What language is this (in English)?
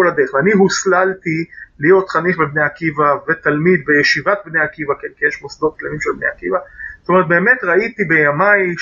Hebrew